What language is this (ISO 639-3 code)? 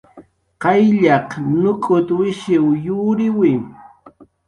jqr